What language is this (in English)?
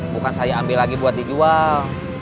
Indonesian